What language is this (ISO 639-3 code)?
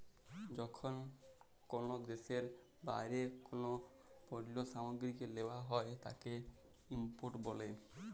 ben